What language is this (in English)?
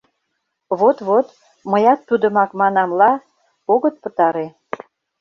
Mari